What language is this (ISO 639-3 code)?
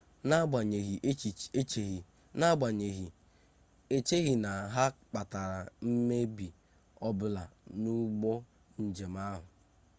ibo